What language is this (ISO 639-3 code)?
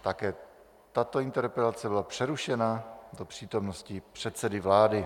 ces